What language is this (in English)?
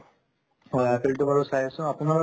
Assamese